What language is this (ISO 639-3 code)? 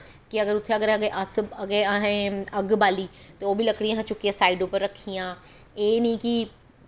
doi